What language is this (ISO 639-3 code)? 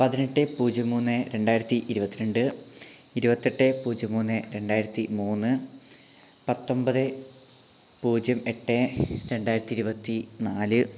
mal